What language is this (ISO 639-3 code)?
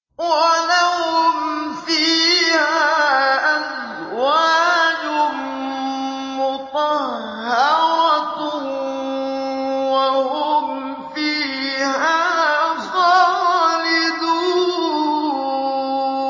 ara